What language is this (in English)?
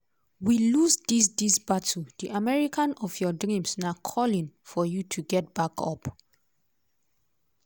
Nigerian Pidgin